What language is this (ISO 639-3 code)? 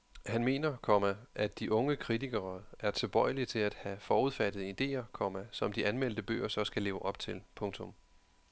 dan